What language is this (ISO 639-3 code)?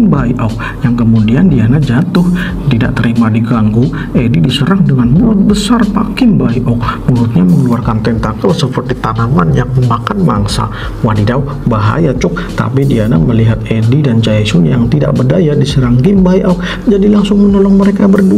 ind